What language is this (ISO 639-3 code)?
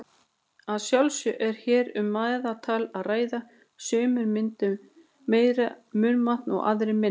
isl